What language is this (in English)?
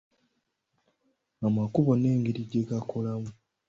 Ganda